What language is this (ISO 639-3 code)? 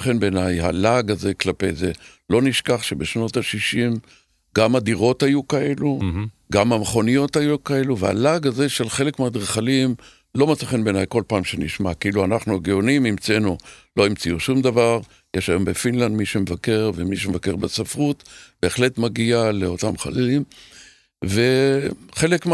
heb